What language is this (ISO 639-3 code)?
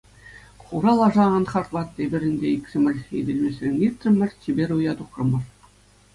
chv